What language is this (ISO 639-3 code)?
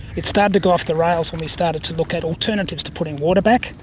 eng